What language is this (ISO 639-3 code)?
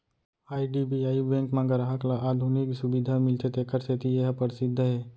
hne